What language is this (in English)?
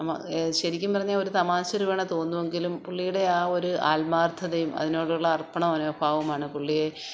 Malayalam